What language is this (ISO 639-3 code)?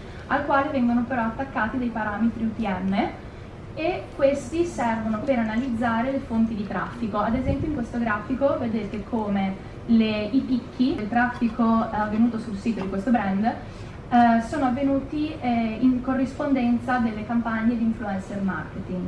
ita